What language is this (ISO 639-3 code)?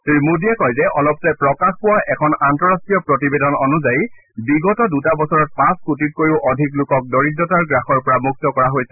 asm